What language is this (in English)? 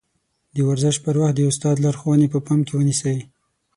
Pashto